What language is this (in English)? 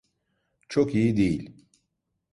Turkish